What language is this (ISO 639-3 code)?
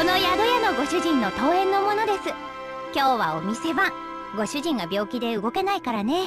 jpn